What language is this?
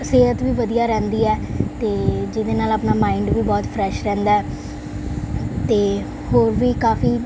Punjabi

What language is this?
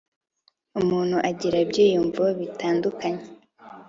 Kinyarwanda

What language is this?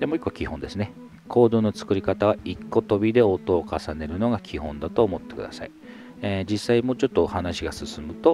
Japanese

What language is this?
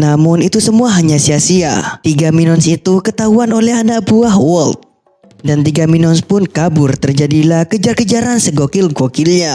Indonesian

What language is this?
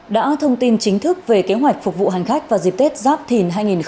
Vietnamese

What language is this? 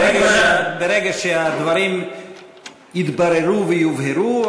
Hebrew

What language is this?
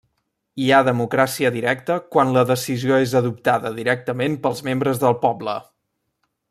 Catalan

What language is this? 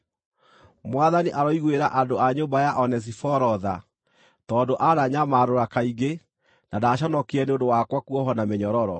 Kikuyu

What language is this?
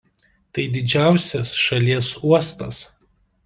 Lithuanian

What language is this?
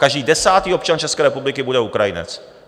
Czech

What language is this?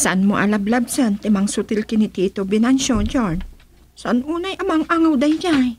Filipino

